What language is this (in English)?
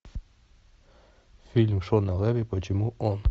Russian